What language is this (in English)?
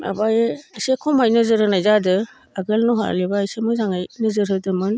Bodo